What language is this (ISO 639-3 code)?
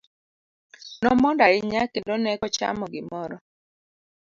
luo